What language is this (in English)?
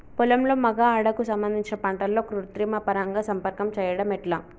Telugu